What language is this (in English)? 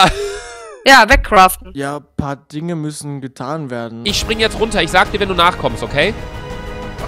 German